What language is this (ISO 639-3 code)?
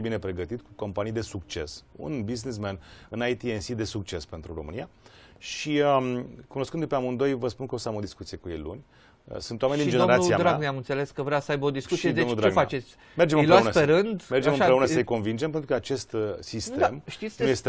ron